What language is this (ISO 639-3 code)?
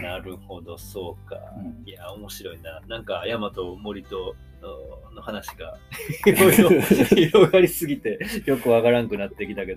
jpn